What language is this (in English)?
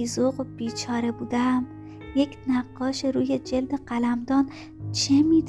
Persian